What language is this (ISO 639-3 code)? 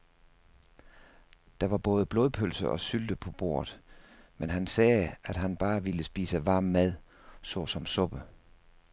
dan